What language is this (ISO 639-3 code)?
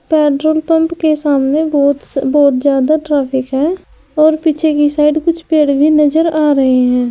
hin